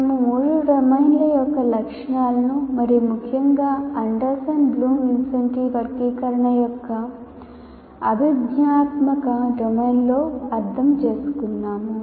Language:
Telugu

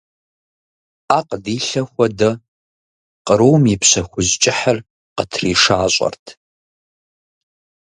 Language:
Kabardian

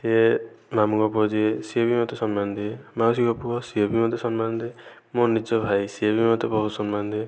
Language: Odia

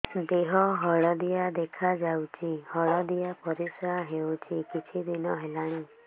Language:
Odia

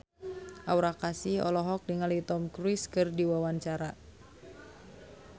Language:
Sundanese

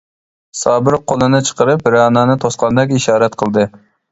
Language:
Uyghur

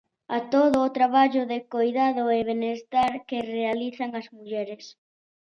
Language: Galician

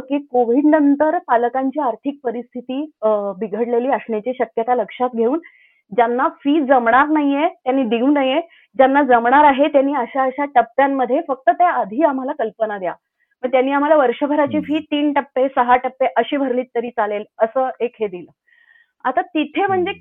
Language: Marathi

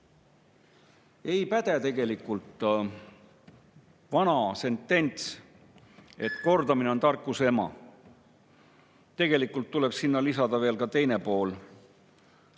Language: Estonian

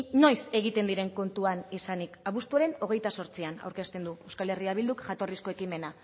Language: Basque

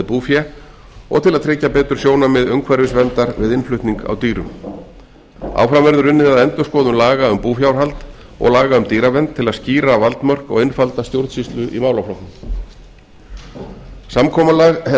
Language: Icelandic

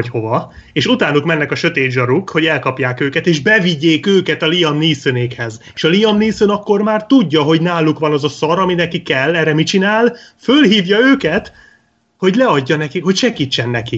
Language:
Hungarian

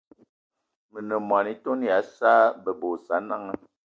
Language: Eton (Cameroon)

